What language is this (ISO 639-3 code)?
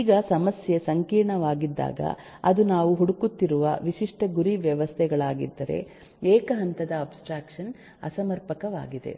kan